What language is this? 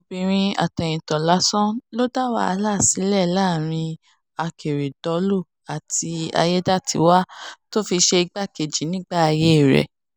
Yoruba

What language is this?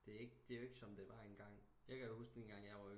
Danish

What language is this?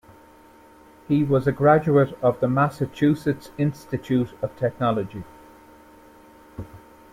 English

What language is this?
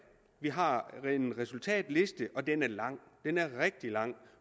Danish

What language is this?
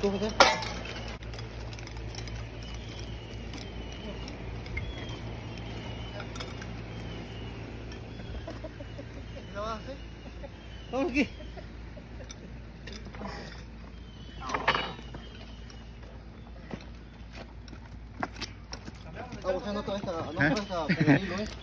Spanish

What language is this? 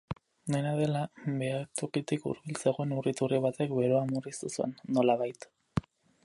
Basque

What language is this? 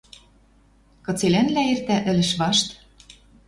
Western Mari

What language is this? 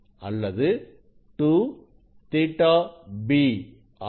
Tamil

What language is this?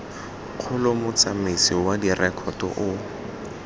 Tswana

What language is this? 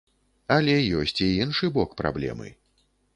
Belarusian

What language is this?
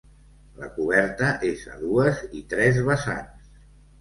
Catalan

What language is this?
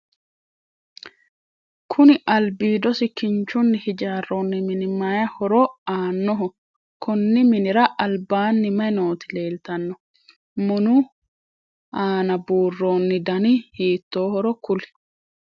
Sidamo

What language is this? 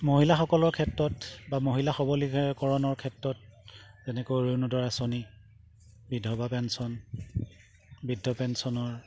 Assamese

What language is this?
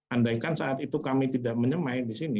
Indonesian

